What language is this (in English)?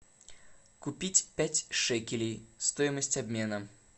Russian